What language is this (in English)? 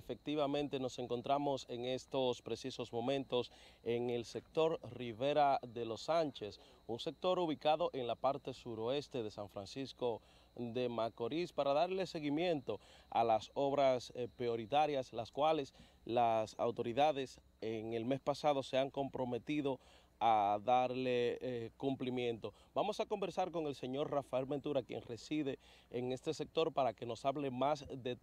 Spanish